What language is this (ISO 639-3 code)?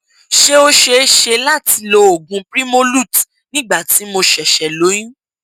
yor